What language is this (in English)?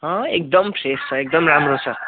Nepali